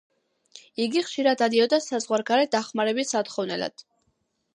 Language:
Georgian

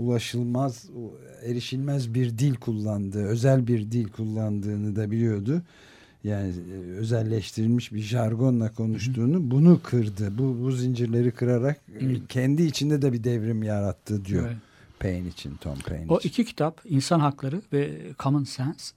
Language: Turkish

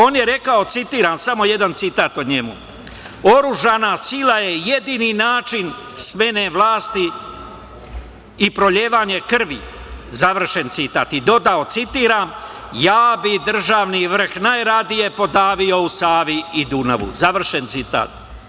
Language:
Serbian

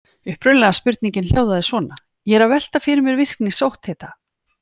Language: Icelandic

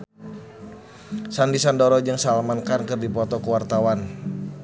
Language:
Sundanese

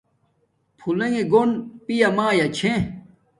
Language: Domaaki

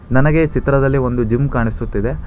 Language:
Kannada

